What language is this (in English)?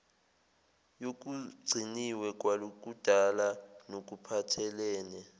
Zulu